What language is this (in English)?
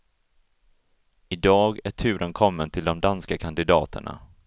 Swedish